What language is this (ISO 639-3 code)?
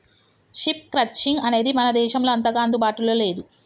tel